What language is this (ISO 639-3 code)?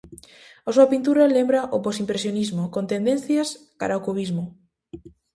glg